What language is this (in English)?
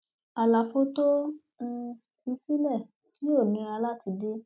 Yoruba